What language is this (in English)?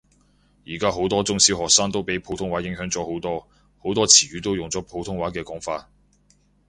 Cantonese